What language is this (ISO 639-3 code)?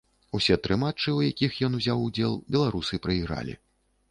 bel